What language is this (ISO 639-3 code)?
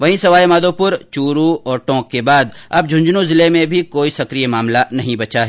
hin